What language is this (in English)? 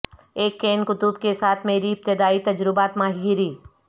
Urdu